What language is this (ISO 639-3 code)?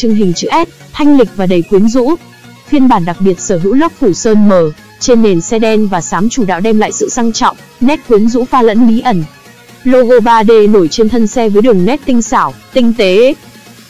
vie